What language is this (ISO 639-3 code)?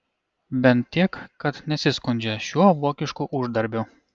lit